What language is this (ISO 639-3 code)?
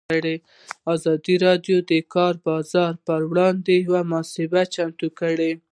pus